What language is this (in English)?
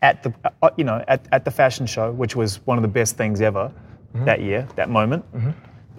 English